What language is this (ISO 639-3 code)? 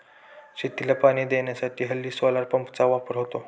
mar